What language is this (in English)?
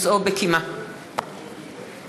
Hebrew